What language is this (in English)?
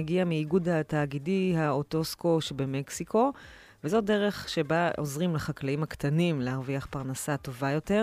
Hebrew